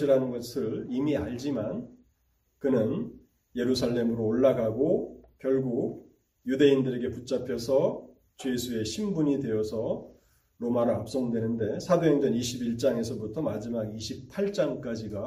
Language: Korean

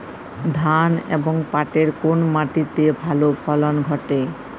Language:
Bangla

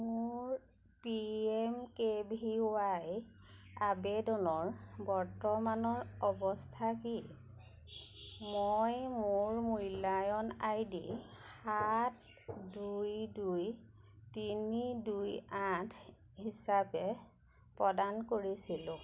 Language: Assamese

